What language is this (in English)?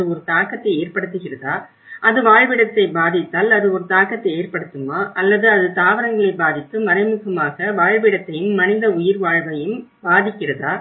Tamil